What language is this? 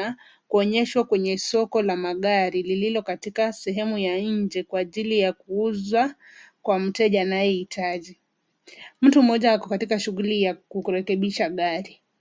Swahili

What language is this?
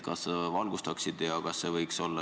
Estonian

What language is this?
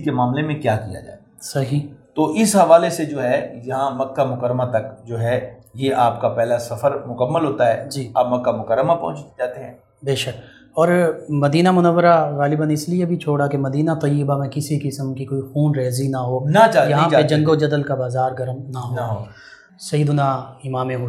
Urdu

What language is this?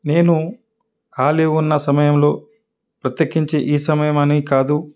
Telugu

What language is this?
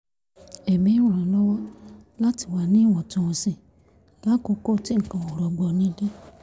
Yoruba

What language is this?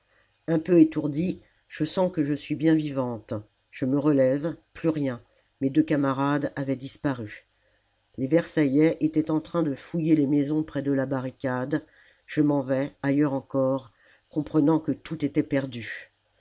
French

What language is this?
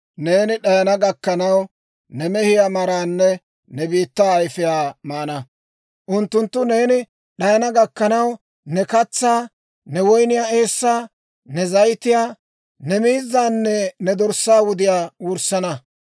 Dawro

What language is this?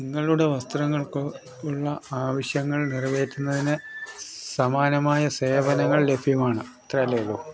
Malayalam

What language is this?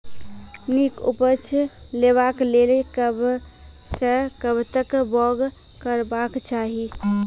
Maithili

